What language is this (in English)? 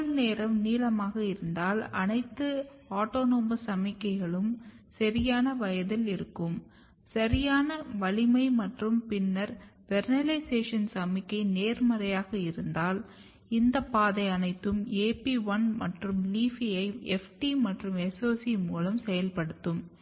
Tamil